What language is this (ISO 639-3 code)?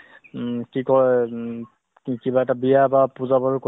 asm